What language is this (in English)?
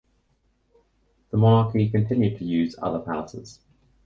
English